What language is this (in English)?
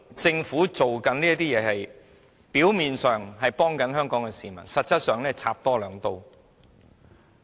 Cantonese